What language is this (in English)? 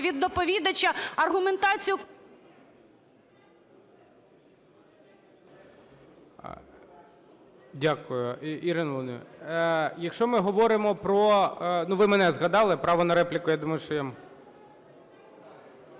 Ukrainian